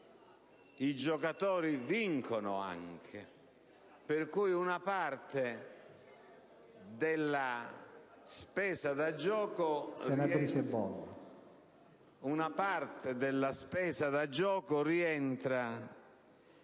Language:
Italian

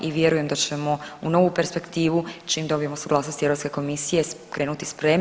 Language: Croatian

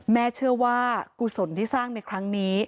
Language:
Thai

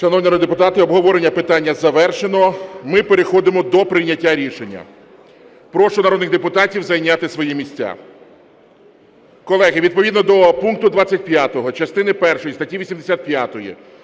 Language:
Ukrainian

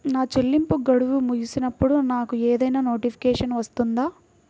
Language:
Telugu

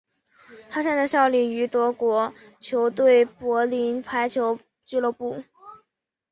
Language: Chinese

